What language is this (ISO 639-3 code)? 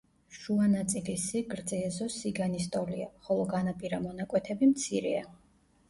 kat